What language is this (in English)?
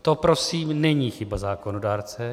Czech